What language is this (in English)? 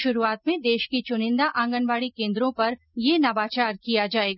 Hindi